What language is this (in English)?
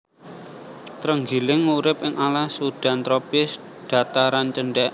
Javanese